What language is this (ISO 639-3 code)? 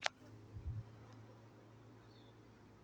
som